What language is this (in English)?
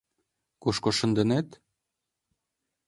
Mari